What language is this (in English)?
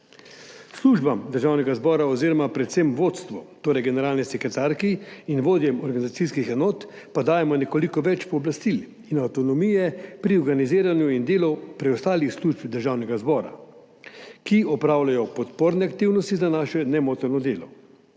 Slovenian